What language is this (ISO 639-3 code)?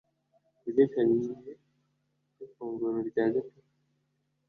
kin